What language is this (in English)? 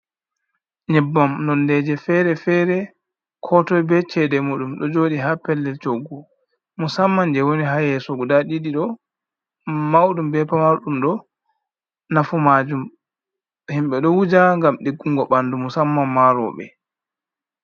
Fula